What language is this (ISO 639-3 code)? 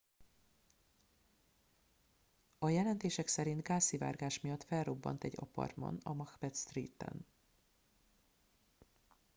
hun